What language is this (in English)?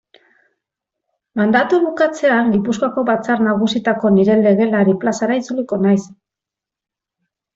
Basque